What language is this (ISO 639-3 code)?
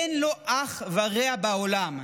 heb